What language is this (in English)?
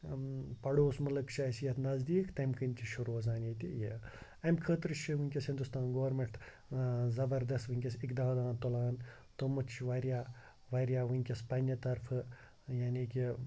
Kashmiri